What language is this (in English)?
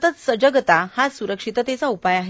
Marathi